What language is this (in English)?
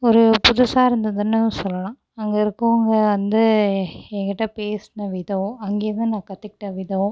Tamil